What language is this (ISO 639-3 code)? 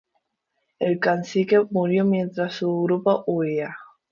spa